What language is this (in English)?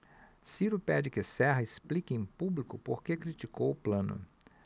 Portuguese